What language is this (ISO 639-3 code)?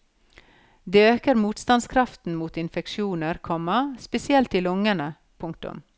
nor